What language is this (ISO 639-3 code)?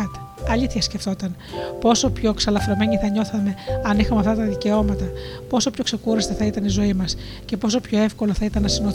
ell